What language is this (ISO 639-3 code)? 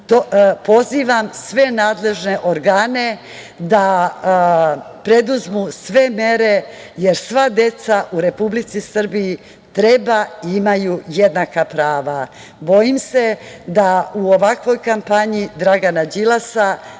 srp